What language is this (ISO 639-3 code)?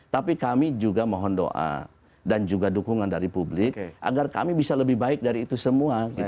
ind